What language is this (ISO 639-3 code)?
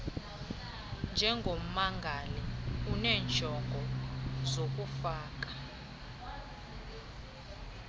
xho